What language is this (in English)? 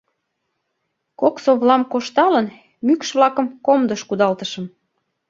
Mari